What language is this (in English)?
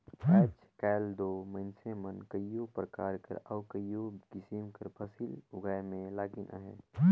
Chhattisgarhi